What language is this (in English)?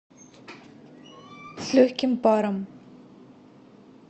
Russian